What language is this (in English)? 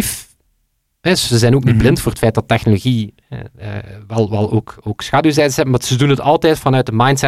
Dutch